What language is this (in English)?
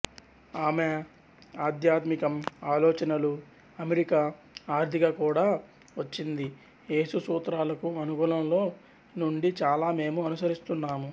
Telugu